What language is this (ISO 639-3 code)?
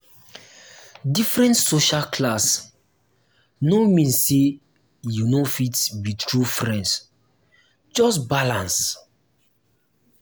pcm